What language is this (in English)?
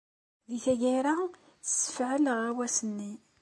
Kabyle